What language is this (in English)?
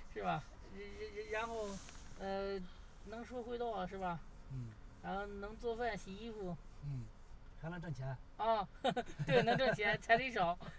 Chinese